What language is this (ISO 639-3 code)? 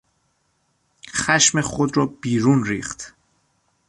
fas